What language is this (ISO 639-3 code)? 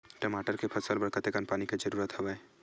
hne